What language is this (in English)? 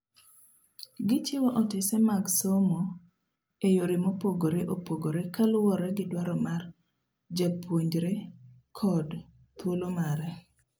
Luo (Kenya and Tanzania)